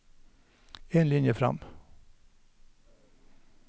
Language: Norwegian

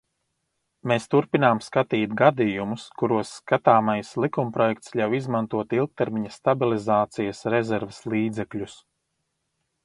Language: Latvian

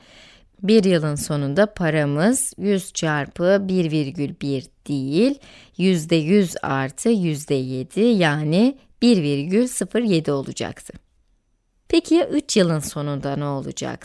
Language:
Turkish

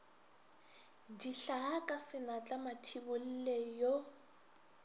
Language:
Northern Sotho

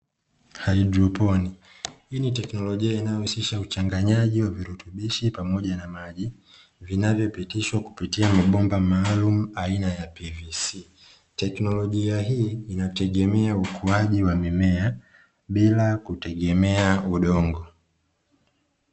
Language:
Swahili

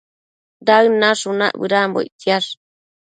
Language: Matsés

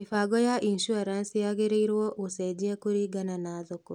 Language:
Kikuyu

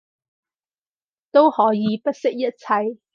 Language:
Cantonese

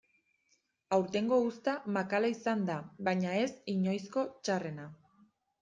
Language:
Basque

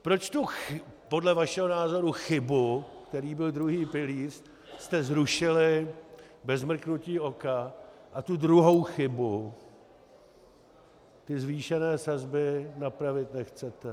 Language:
Czech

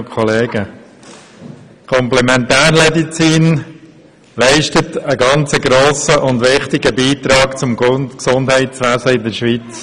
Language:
Swiss German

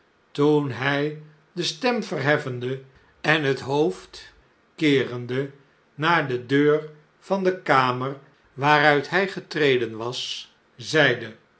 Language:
Dutch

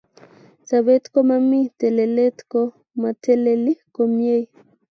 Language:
Kalenjin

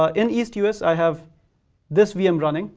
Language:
English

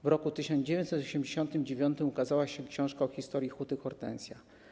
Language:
Polish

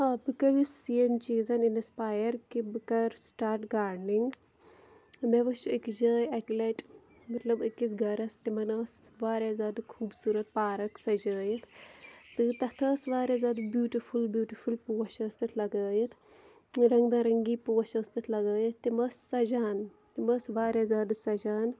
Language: Kashmiri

